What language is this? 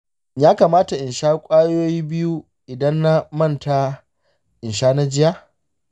Hausa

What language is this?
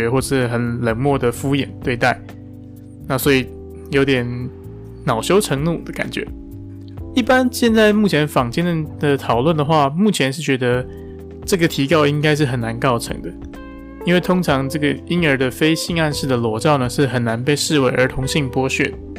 Chinese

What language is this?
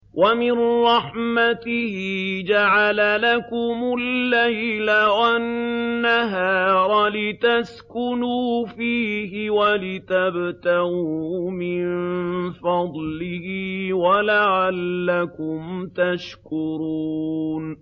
Arabic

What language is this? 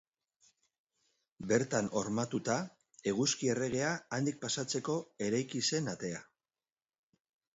Basque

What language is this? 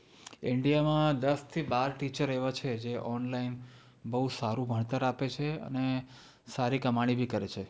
Gujarati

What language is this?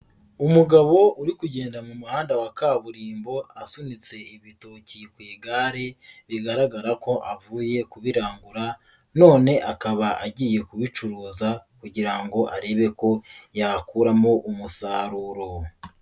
Kinyarwanda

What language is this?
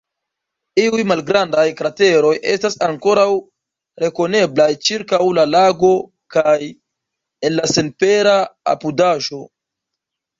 Esperanto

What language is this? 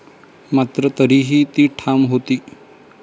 Marathi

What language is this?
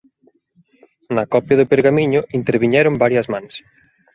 Galician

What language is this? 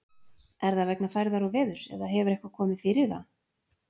Icelandic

